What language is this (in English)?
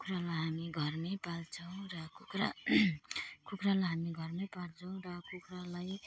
Nepali